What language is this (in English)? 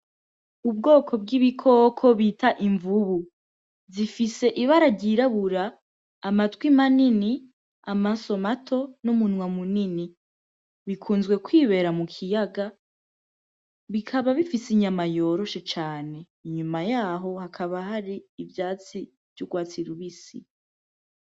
Rundi